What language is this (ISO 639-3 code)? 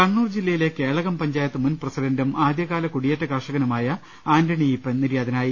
mal